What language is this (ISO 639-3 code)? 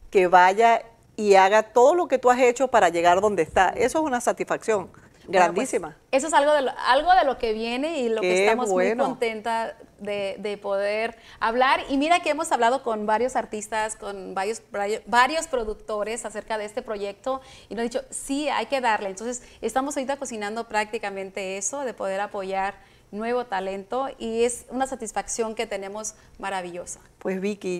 spa